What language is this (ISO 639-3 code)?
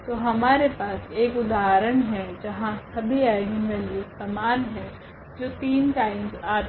hin